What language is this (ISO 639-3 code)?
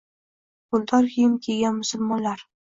uzb